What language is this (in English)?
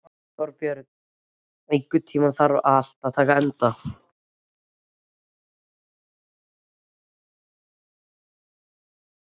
Icelandic